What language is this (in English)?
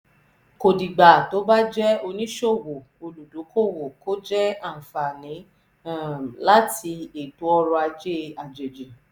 Yoruba